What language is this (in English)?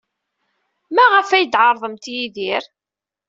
Kabyle